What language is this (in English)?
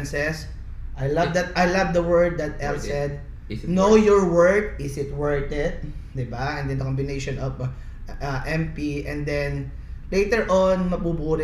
Filipino